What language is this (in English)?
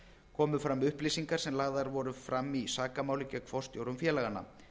Icelandic